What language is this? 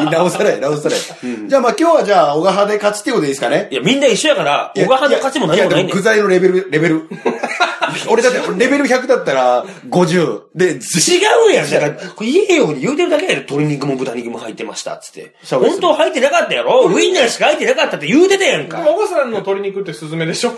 Japanese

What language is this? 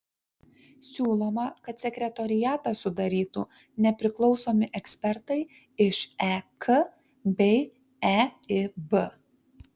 Lithuanian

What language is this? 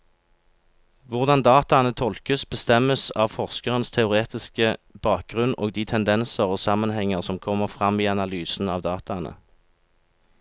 Norwegian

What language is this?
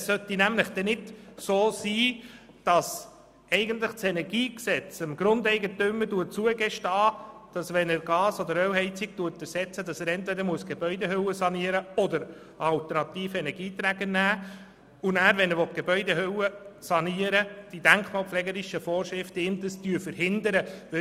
Swiss German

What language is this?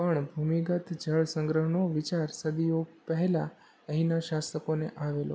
Gujarati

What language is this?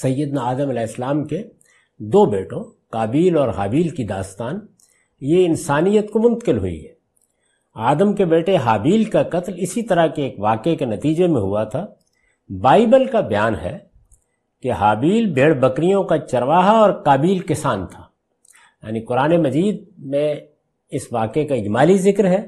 Urdu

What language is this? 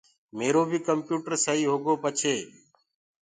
Gurgula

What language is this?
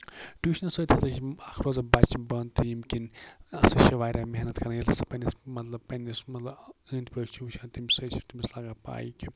Kashmiri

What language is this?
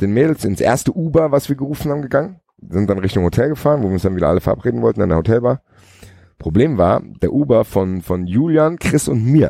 German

